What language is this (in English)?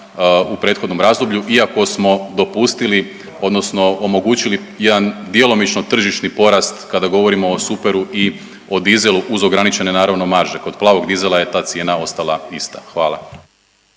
Croatian